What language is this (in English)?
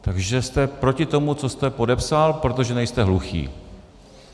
Czech